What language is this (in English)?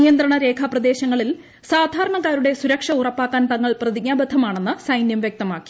Malayalam